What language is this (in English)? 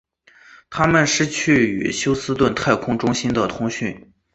Chinese